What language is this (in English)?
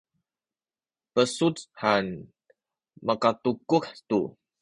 Sakizaya